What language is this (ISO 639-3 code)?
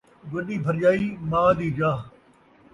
skr